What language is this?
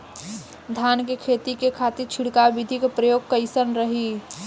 Bhojpuri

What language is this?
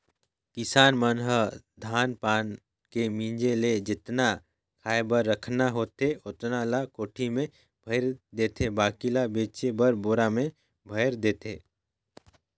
Chhattisgarhi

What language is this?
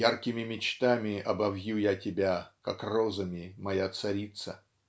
Russian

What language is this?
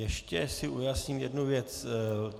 Czech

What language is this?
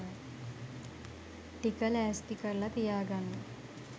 Sinhala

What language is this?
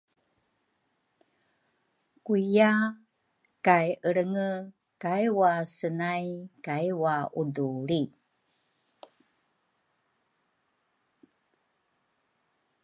Rukai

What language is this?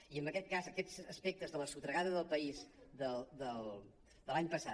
Catalan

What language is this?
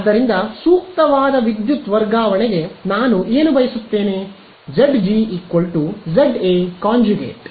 Kannada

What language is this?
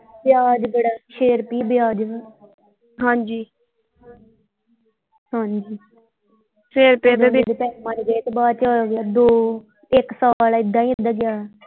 Punjabi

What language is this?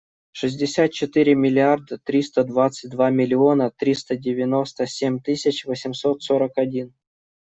Russian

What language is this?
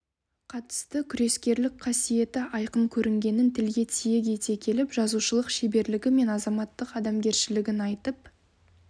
Kazakh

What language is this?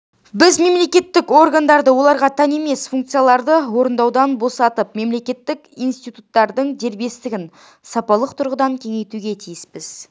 Kazakh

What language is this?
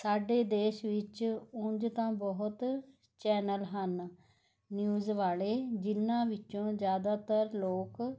Punjabi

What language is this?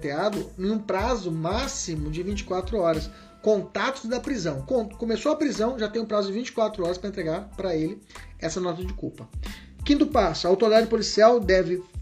Portuguese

